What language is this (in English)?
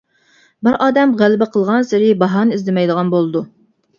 Uyghur